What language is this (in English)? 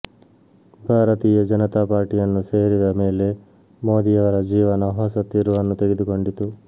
Kannada